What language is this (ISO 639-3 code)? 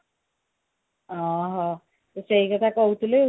ori